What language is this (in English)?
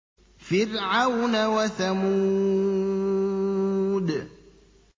Arabic